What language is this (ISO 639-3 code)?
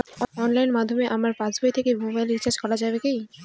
ben